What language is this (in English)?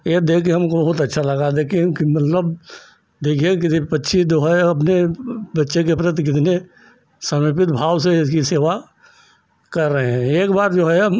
Hindi